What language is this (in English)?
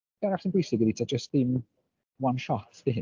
Welsh